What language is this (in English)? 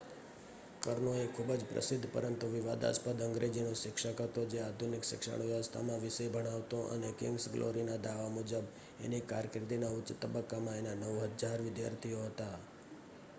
Gujarati